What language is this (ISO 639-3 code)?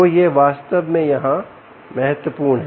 hin